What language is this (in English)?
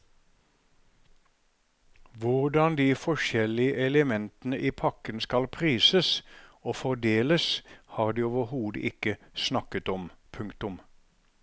Norwegian